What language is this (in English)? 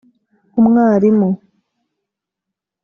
Kinyarwanda